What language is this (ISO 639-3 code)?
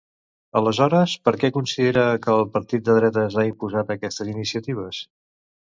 cat